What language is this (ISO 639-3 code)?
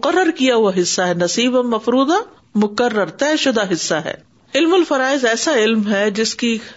urd